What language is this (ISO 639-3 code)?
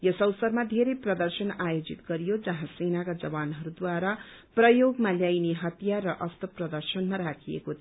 nep